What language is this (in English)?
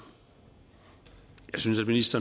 Danish